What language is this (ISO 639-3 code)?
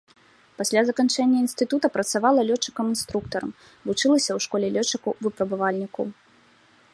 bel